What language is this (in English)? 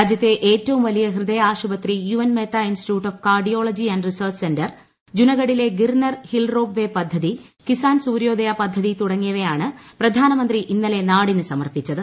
Malayalam